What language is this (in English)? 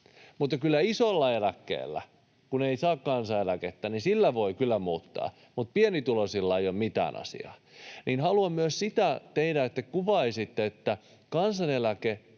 Finnish